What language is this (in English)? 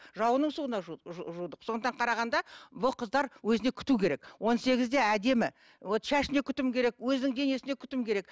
Kazakh